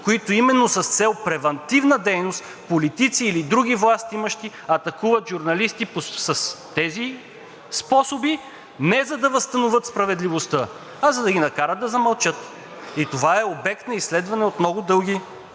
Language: Bulgarian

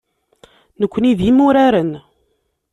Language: Kabyle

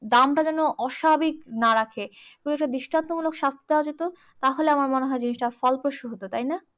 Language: Bangla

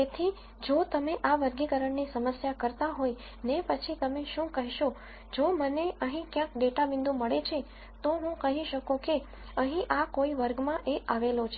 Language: Gujarati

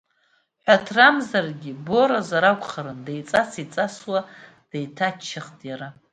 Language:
Abkhazian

